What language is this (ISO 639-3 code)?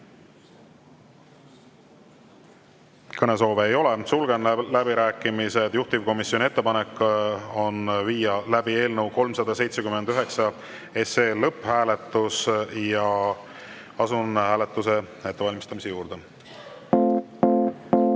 est